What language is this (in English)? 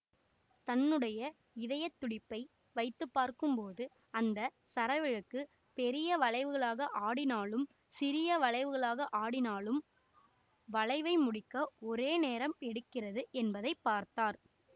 Tamil